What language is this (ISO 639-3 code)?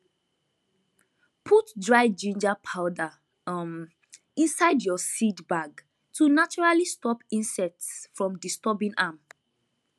pcm